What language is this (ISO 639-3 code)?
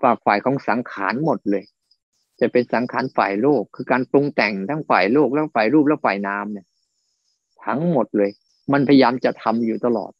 tha